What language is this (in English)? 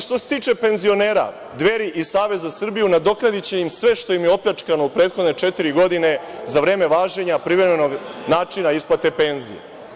Serbian